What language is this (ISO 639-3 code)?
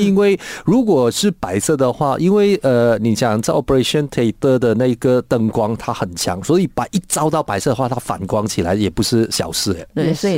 zho